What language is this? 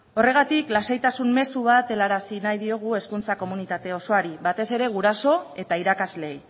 Basque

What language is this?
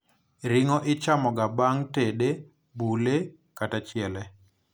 Luo (Kenya and Tanzania)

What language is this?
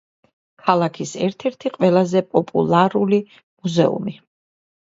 Georgian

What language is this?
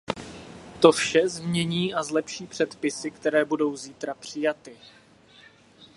Czech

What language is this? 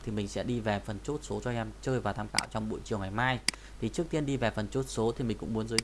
Vietnamese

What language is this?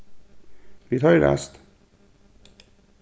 Faroese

